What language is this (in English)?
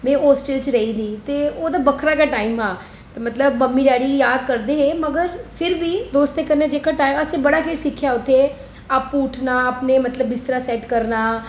Dogri